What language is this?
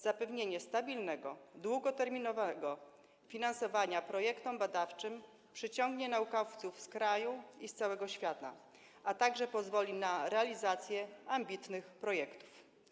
Polish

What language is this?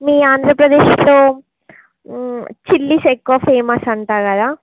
Telugu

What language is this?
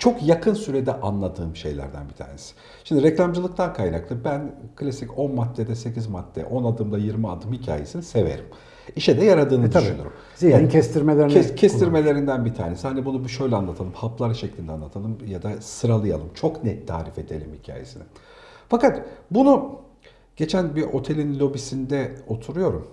Turkish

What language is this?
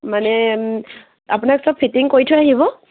Assamese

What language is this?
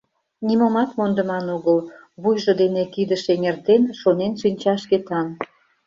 Mari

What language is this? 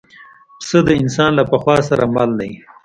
Pashto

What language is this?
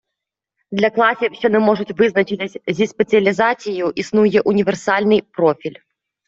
Ukrainian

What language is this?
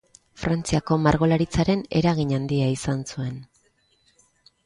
Basque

